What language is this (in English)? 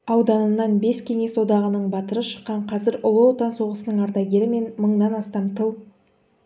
Kazakh